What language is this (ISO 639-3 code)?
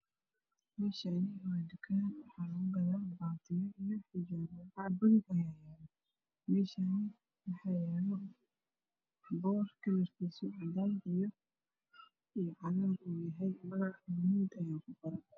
som